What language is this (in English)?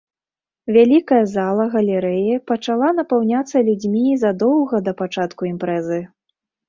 Belarusian